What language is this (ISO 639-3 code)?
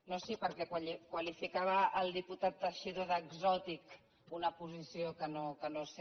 cat